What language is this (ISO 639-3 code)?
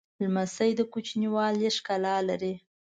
pus